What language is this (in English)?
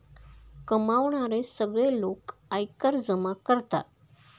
Marathi